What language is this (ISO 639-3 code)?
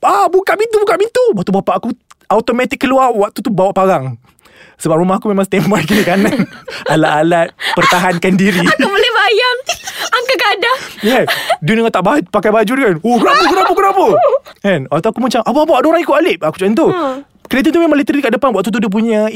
msa